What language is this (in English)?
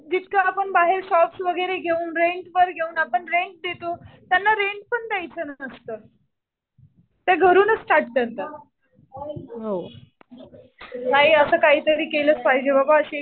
Marathi